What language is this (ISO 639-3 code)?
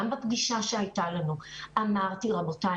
heb